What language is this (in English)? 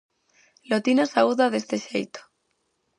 Galician